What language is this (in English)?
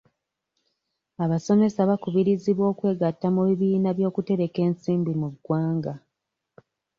Ganda